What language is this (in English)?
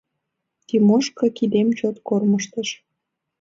Mari